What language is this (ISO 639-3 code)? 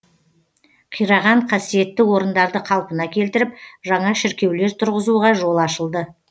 kaz